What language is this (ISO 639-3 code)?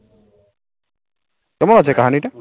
ben